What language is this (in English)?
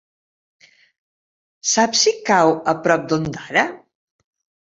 Catalan